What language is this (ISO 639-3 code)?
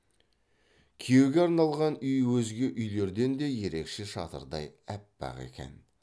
kaz